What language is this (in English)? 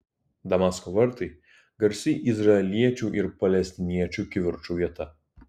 Lithuanian